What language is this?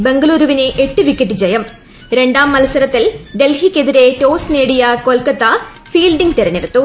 Malayalam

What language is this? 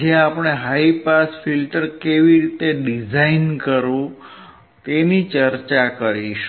Gujarati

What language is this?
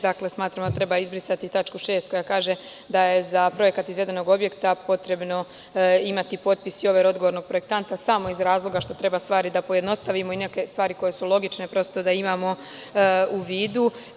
Serbian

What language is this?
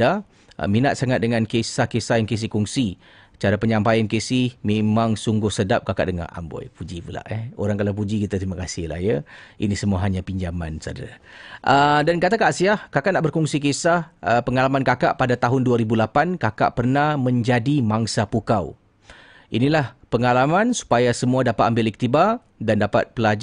Malay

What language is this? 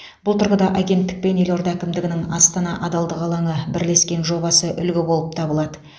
Kazakh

